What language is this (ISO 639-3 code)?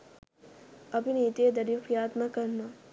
sin